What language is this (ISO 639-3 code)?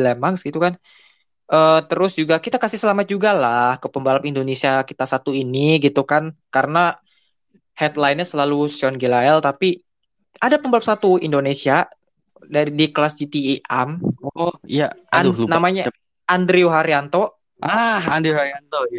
ind